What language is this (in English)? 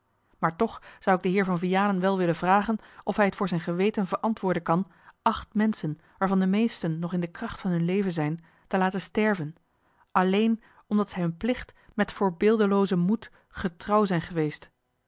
Dutch